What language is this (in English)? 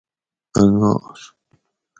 Gawri